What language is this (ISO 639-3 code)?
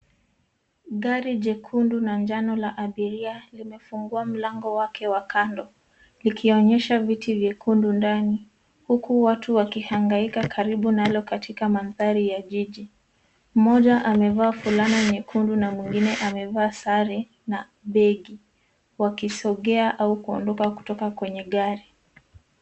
swa